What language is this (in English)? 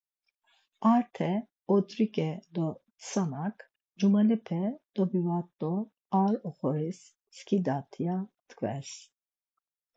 Laz